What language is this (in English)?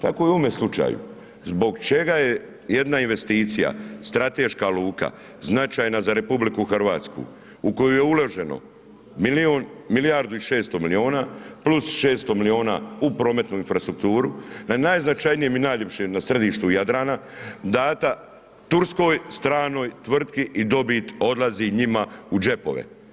Croatian